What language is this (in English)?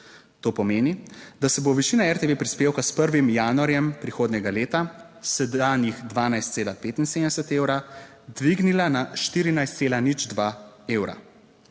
Slovenian